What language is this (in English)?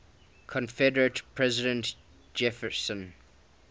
English